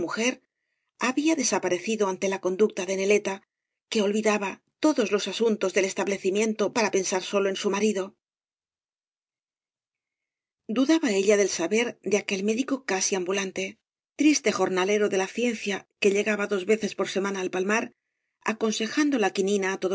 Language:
Spanish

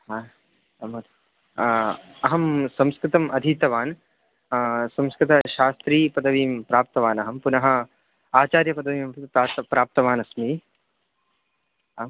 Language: Sanskrit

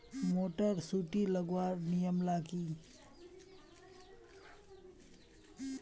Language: Magahi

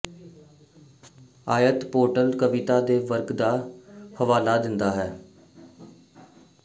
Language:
Punjabi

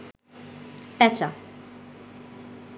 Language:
Bangla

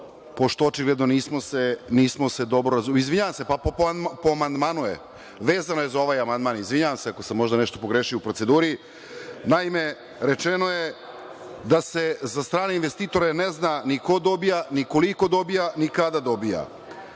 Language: Serbian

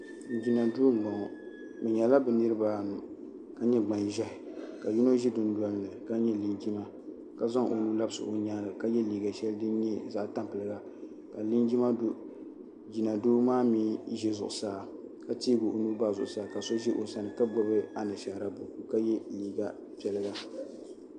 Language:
Dagbani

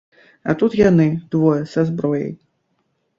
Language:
Belarusian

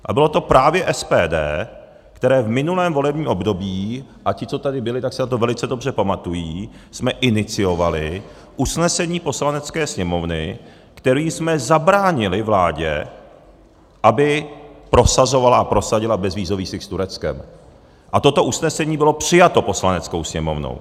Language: Czech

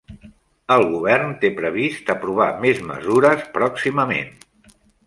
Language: Catalan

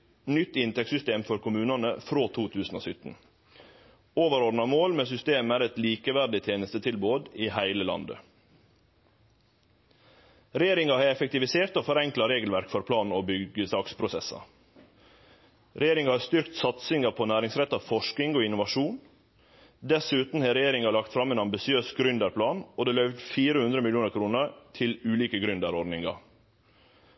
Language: Norwegian Nynorsk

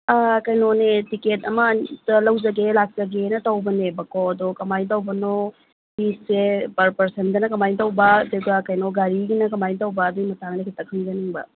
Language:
Manipuri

